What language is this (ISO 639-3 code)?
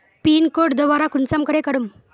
mag